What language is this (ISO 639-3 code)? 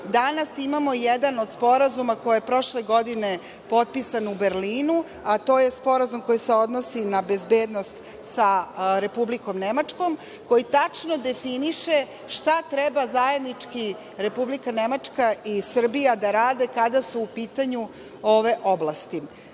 srp